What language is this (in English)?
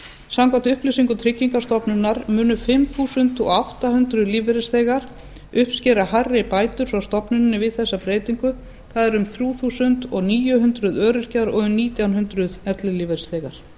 Icelandic